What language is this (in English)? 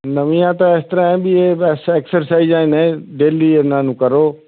Punjabi